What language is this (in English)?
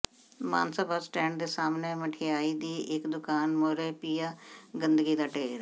Punjabi